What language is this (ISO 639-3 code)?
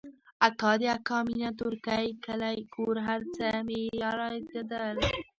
pus